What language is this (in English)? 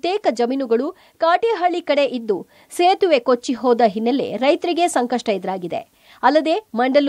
Kannada